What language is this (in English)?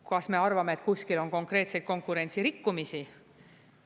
Estonian